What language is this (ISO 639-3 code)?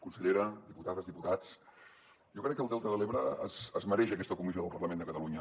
cat